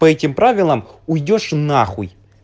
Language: Russian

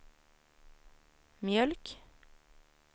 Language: Swedish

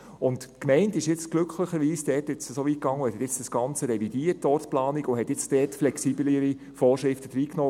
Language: Swiss German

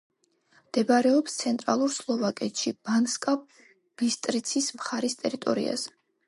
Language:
Georgian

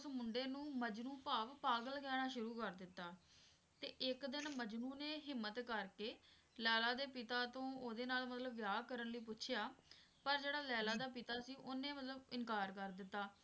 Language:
Punjabi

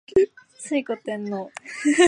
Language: Japanese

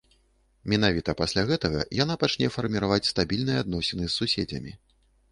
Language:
Belarusian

